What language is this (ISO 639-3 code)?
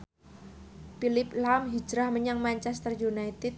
jav